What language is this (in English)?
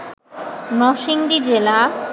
Bangla